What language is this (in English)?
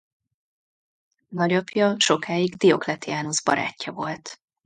Hungarian